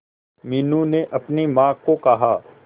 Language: Hindi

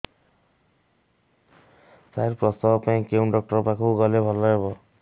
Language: Odia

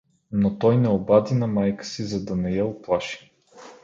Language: Bulgarian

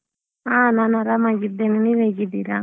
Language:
Kannada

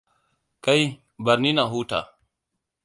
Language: Hausa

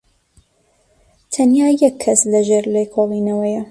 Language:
Central Kurdish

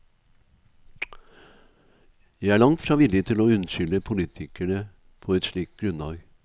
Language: Norwegian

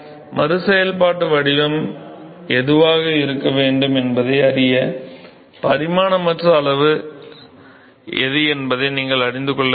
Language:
Tamil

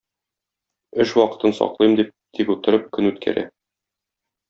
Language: Tatar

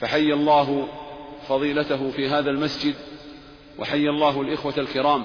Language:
Arabic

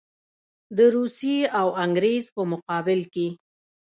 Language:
Pashto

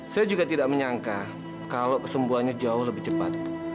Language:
Indonesian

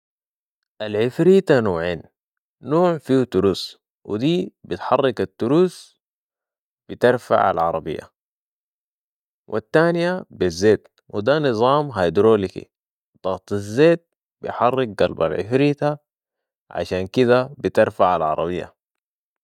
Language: Sudanese Arabic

